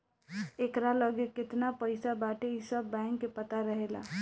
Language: Bhojpuri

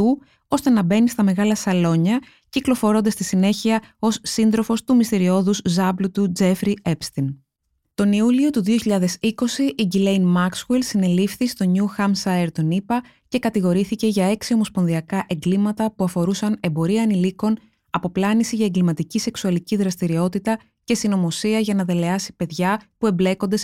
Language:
Greek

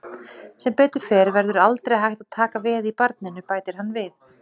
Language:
Icelandic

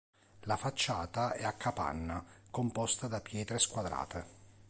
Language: Italian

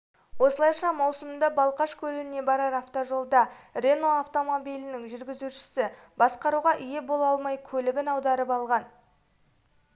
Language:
Kazakh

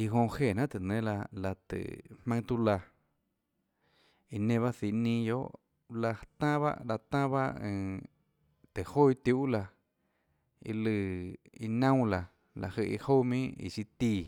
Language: Tlacoatzintepec Chinantec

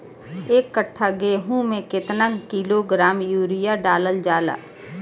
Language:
Bhojpuri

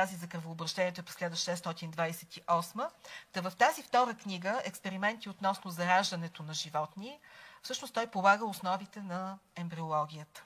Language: Bulgarian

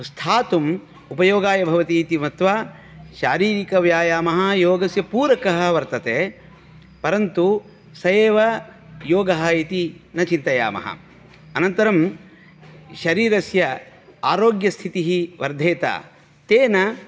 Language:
Sanskrit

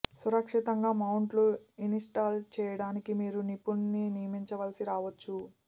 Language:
Telugu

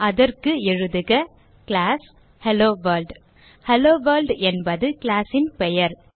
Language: Tamil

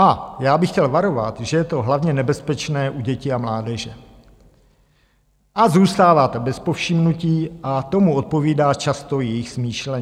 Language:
Czech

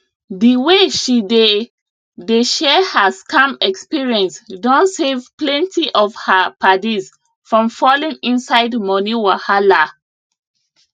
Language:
Nigerian Pidgin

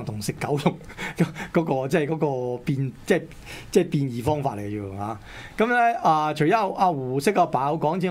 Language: Chinese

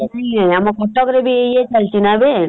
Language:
Odia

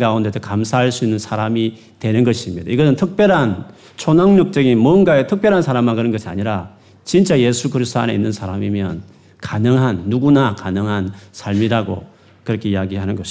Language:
Korean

